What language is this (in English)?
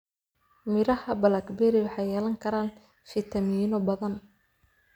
Somali